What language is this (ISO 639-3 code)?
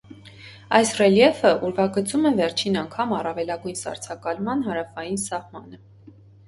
hye